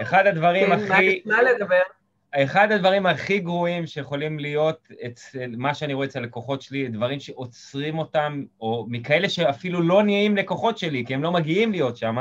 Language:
Hebrew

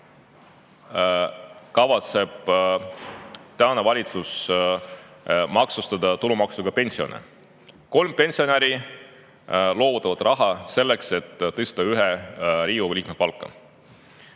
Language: Estonian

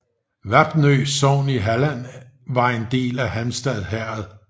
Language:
Danish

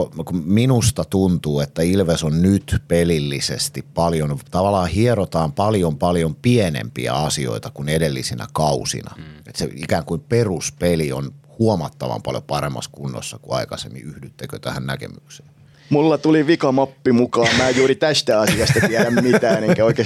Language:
Finnish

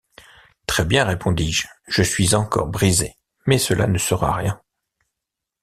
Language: French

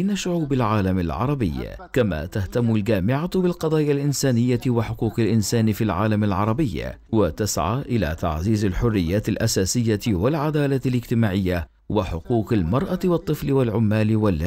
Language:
Arabic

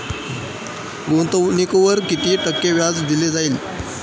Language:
Marathi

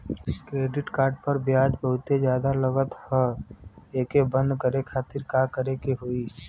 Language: Bhojpuri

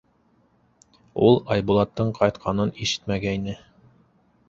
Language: Bashkir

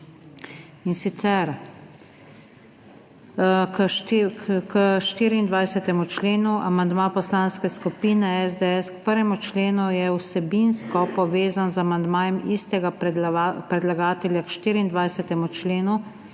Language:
Slovenian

